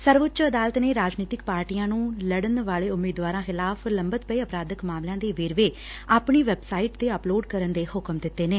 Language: Punjabi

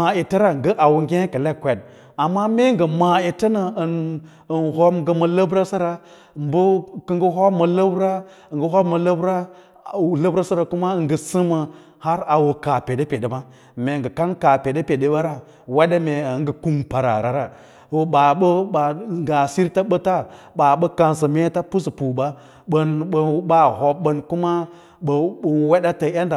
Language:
Lala-Roba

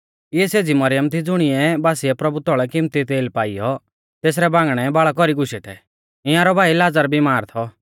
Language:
Mahasu Pahari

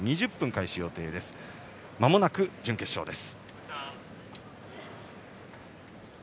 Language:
Japanese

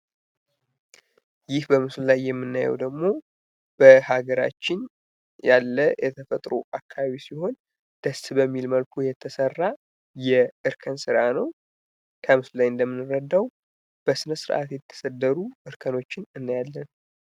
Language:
Amharic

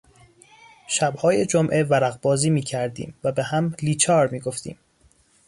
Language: Persian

